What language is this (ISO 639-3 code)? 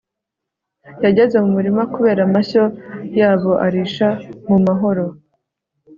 kin